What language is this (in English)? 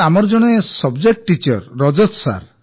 Odia